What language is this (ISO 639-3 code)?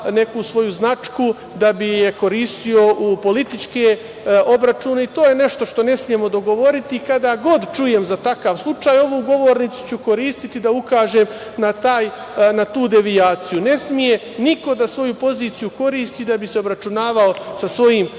srp